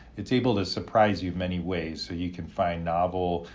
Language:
English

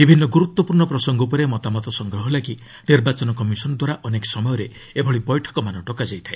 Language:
Odia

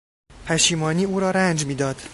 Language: Persian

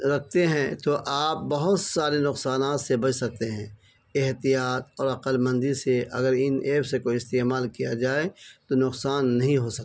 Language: Urdu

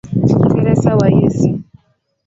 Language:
Swahili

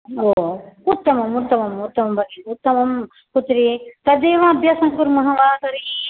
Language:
Sanskrit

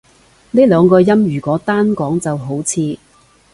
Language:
Cantonese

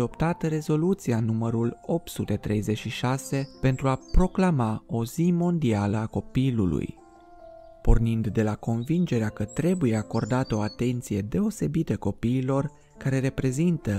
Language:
Romanian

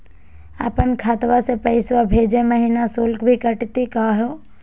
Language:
Magahi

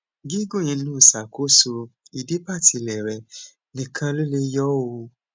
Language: Yoruba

